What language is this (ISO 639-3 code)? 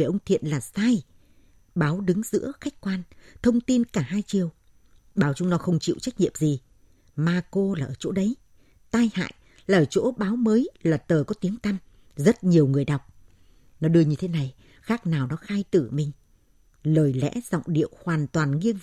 vie